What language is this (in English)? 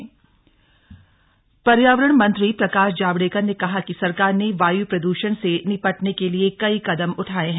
Hindi